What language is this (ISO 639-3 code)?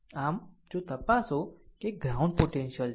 guj